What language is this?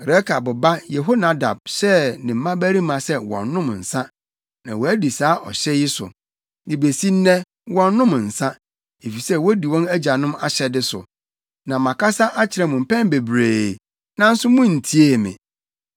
Akan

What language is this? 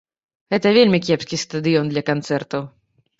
Belarusian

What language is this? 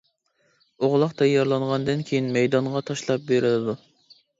Uyghur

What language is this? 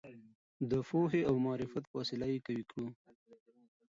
Pashto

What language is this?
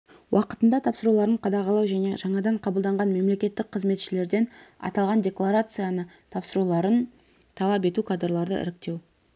Kazakh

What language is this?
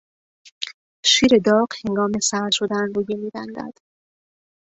Persian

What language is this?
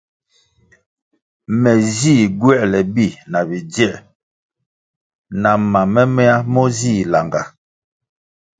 Kwasio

